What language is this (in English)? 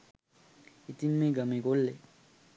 Sinhala